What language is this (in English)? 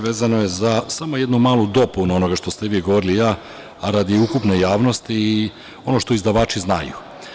Serbian